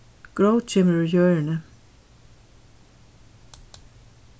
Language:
Faroese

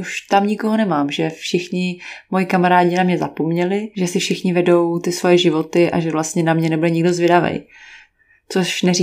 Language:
Czech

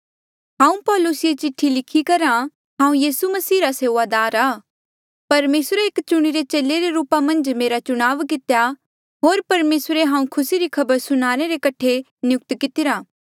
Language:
Mandeali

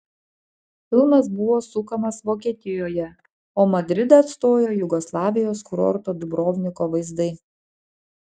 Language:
Lithuanian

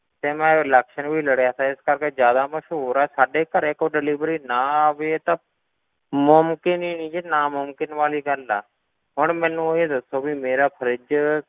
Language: Punjabi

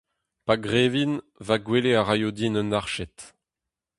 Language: Breton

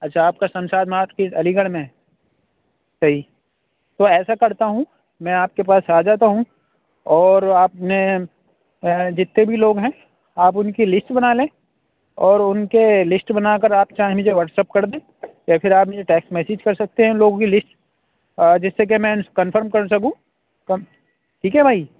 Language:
Urdu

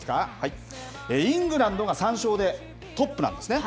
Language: Japanese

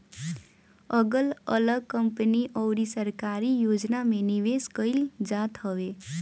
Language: Bhojpuri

